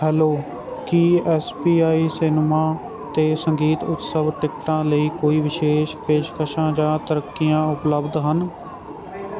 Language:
Punjabi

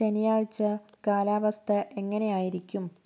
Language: Malayalam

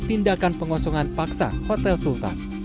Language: Indonesian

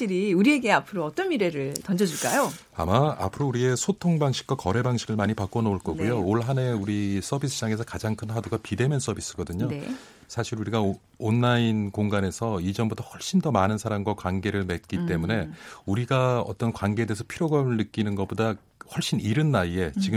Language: Korean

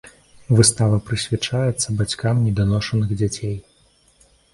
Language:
Belarusian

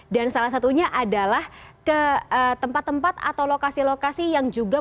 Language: Indonesian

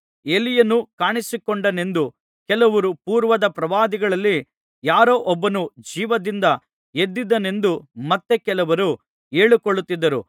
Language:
Kannada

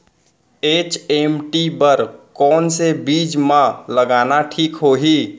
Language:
Chhattisgarhi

